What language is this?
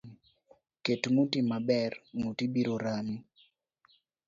Luo (Kenya and Tanzania)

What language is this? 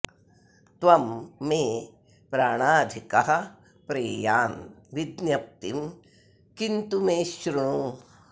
Sanskrit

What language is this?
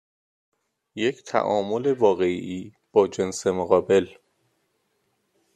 Persian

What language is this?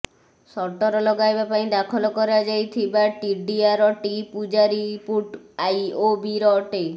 Odia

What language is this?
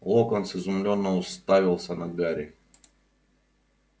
Russian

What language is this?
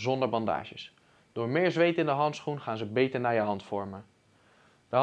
Dutch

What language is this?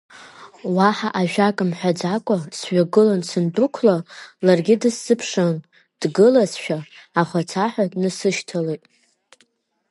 Abkhazian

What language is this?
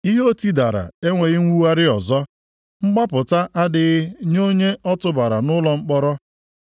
Igbo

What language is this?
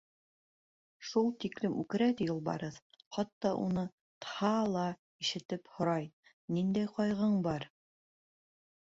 Bashkir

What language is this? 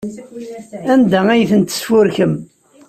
Kabyle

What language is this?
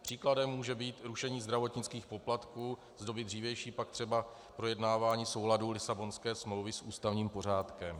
Czech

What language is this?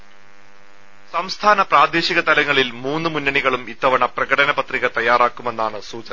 Malayalam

